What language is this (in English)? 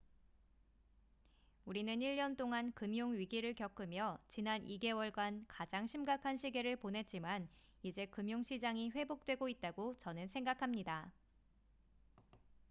Korean